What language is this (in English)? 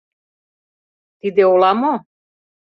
Mari